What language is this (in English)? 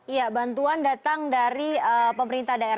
Indonesian